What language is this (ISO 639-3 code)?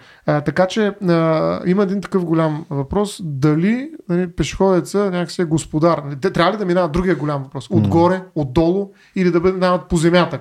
bul